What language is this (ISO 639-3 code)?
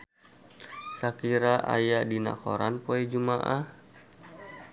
sun